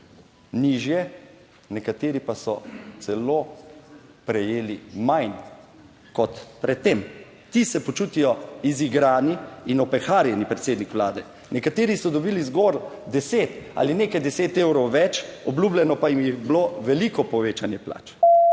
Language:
Slovenian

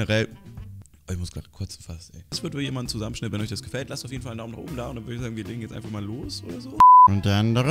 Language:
German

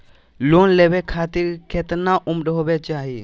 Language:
Magahi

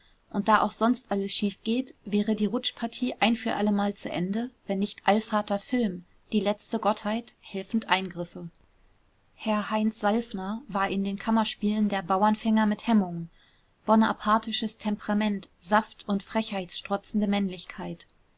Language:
German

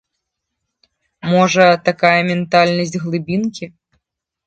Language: Belarusian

